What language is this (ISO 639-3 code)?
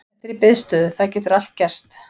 isl